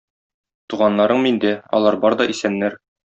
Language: Tatar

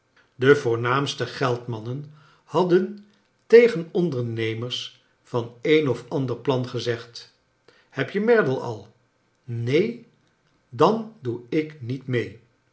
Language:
Dutch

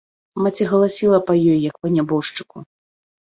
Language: Belarusian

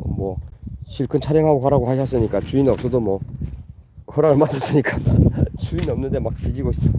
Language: Korean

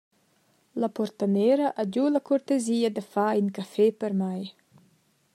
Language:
Romansh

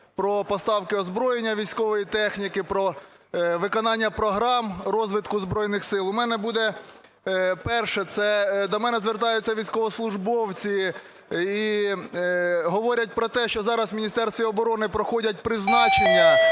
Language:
Ukrainian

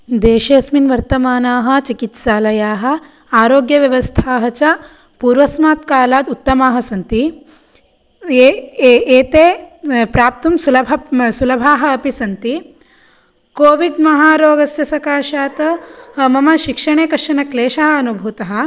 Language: Sanskrit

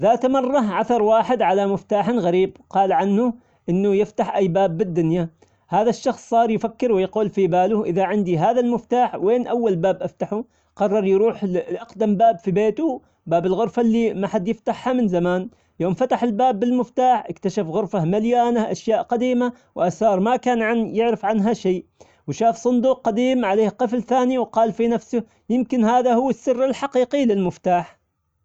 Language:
Omani Arabic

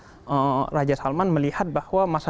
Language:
Indonesian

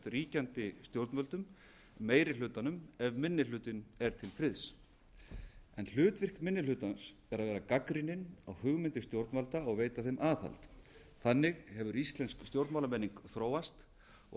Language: Icelandic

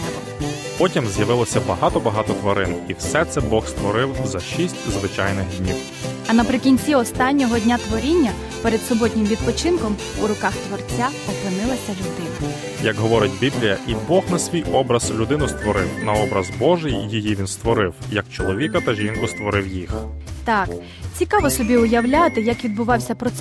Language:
Ukrainian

